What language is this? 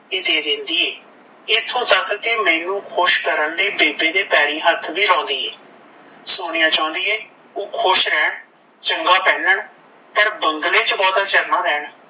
Punjabi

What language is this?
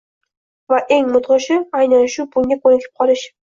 Uzbek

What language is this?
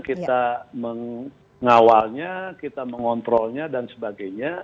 Indonesian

